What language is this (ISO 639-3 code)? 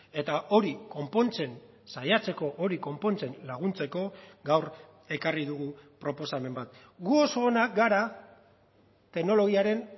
eus